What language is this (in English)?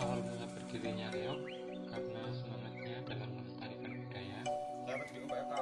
Indonesian